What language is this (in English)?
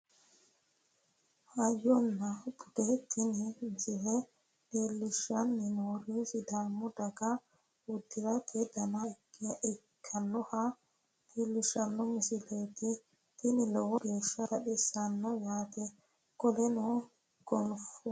Sidamo